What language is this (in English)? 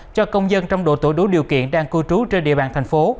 Vietnamese